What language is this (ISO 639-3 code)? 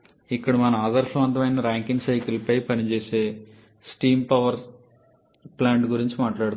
tel